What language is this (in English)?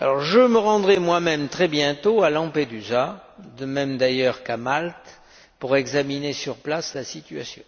French